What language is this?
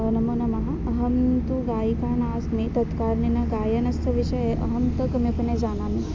Sanskrit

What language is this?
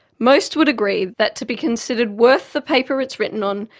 English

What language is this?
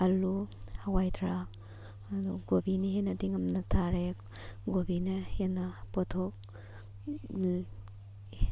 Manipuri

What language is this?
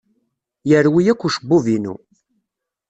Kabyle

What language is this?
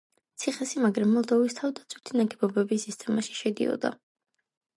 Georgian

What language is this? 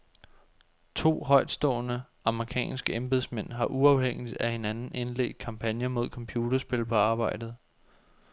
Danish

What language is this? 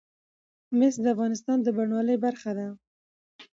Pashto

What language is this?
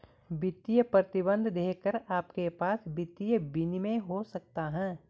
Hindi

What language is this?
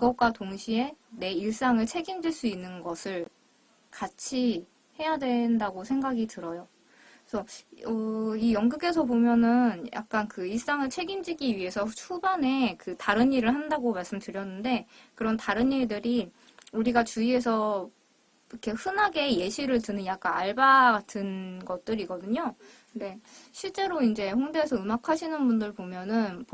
Korean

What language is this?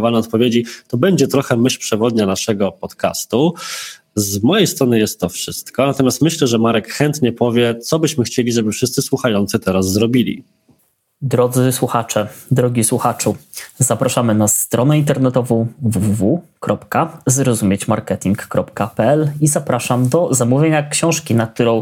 Polish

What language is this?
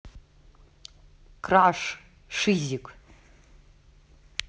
Russian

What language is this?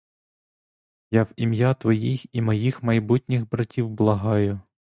Ukrainian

